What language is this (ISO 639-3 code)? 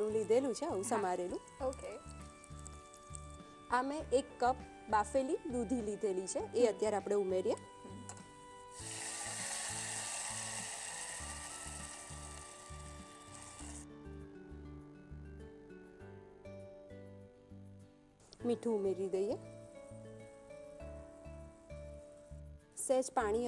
hin